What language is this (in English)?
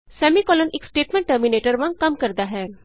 Punjabi